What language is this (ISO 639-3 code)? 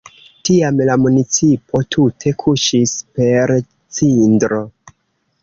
epo